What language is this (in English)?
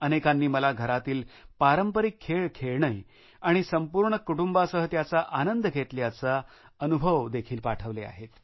Marathi